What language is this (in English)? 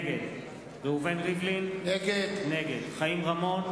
Hebrew